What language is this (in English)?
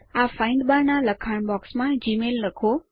Gujarati